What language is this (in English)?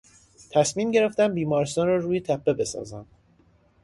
Persian